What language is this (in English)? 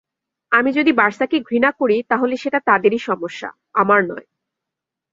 Bangla